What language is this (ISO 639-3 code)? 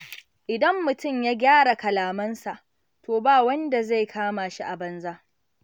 hau